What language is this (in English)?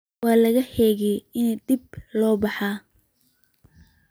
Somali